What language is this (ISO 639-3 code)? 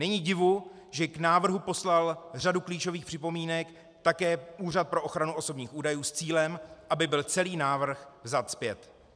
ces